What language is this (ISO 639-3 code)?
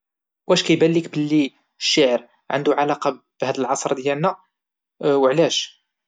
ary